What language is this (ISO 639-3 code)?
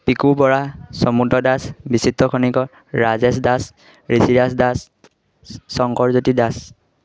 asm